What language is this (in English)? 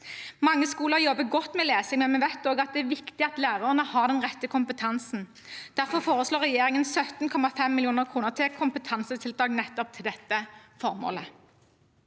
Norwegian